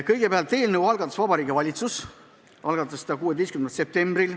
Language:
Estonian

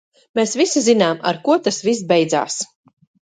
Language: Latvian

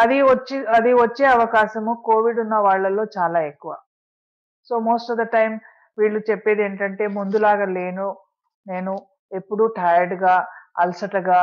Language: Telugu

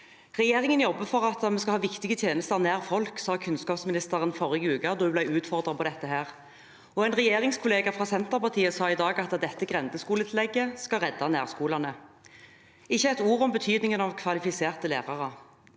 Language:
Norwegian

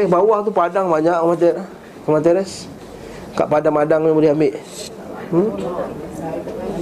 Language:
Malay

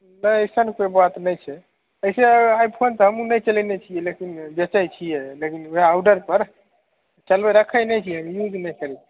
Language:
Maithili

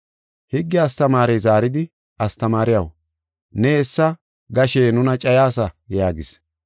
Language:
Gofa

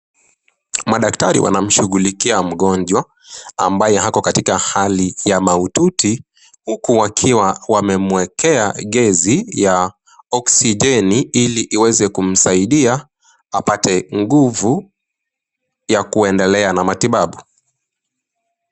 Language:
Swahili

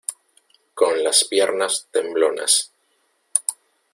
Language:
Spanish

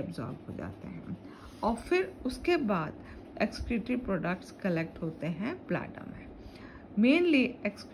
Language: Hindi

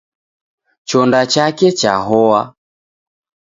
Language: Taita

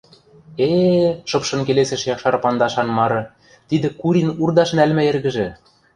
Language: Western Mari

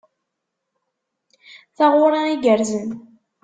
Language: Kabyle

